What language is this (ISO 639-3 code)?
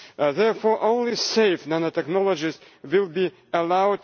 eng